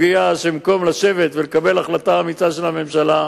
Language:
Hebrew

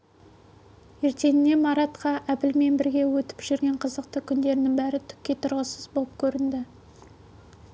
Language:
Kazakh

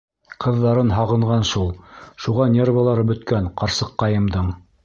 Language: Bashkir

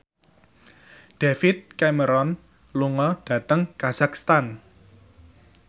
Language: Javanese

